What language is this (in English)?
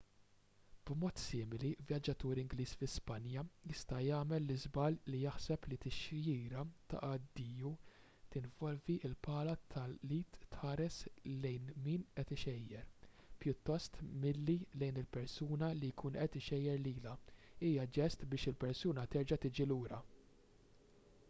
Maltese